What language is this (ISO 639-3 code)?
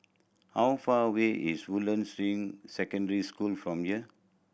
eng